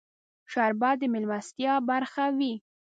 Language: Pashto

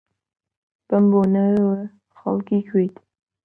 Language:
Central Kurdish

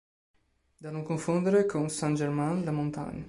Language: Italian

